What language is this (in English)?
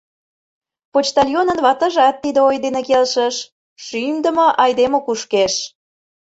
Mari